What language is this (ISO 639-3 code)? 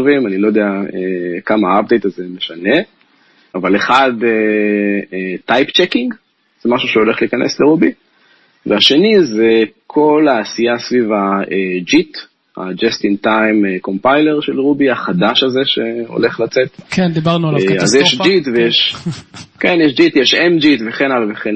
heb